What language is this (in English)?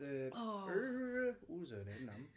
Welsh